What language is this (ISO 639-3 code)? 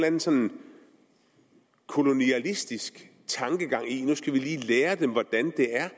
dan